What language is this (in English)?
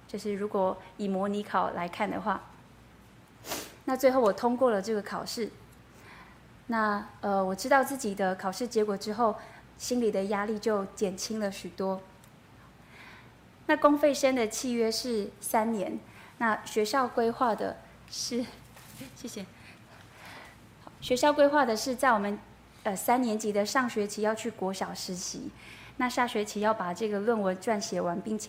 Chinese